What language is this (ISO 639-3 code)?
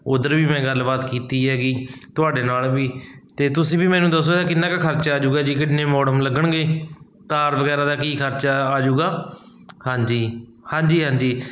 pan